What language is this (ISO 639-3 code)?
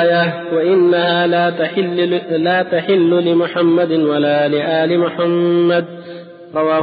ara